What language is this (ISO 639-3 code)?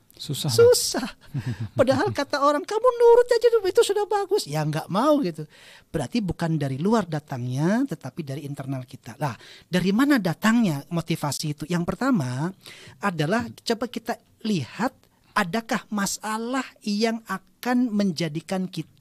ind